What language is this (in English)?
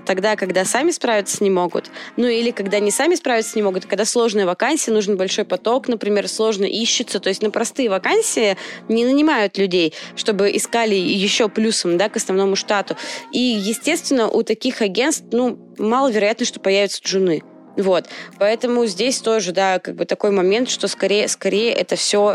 Russian